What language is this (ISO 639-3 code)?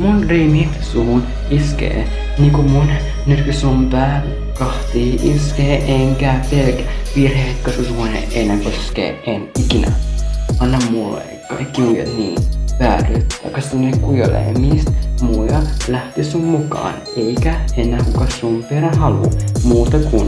fin